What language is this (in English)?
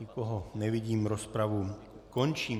Czech